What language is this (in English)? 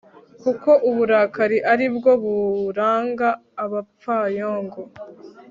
Kinyarwanda